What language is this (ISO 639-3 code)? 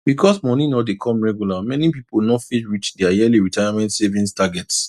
pcm